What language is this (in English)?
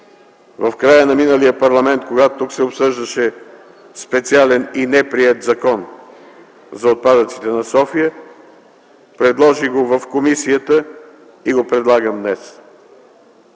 Bulgarian